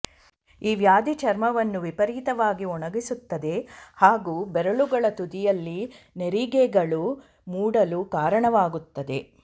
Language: Kannada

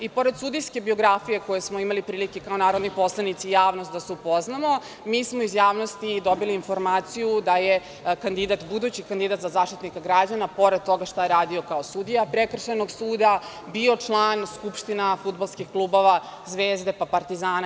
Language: Serbian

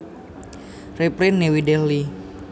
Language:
Javanese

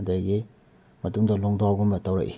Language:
Manipuri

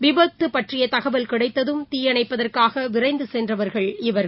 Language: Tamil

